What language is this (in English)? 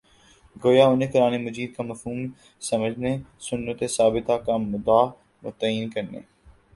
Urdu